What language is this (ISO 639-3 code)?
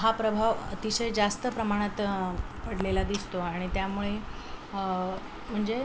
mar